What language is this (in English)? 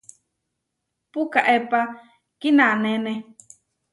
Huarijio